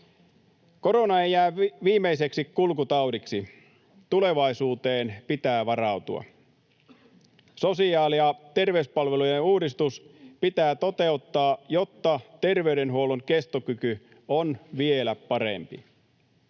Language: Finnish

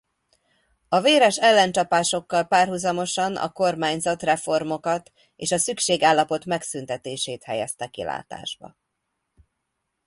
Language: Hungarian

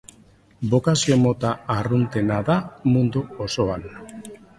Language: Basque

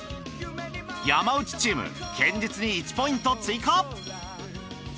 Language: Japanese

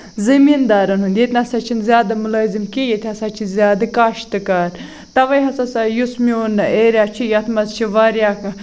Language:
Kashmiri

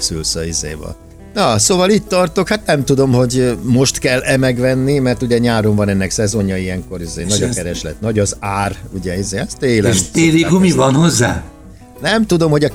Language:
Hungarian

